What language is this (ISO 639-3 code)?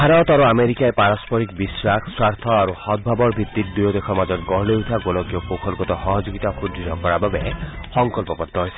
asm